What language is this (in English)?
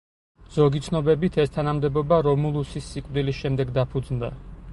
Georgian